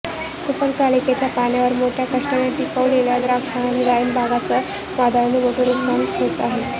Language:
Marathi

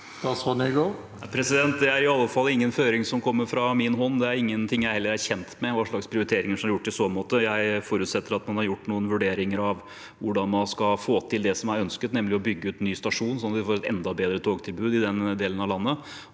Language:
Norwegian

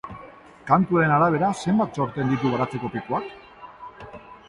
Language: Basque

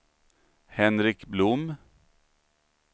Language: Swedish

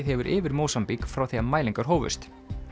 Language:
Icelandic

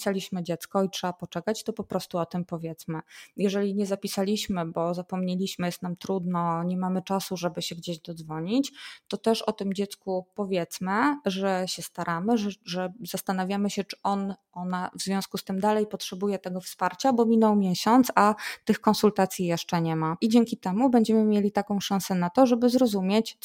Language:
Polish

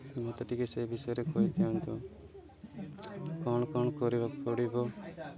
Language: Odia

